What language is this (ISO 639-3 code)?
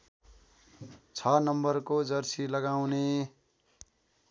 nep